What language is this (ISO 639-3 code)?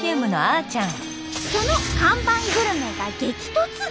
jpn